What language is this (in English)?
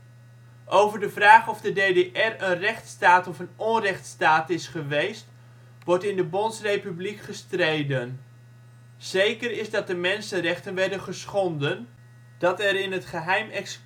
Dutch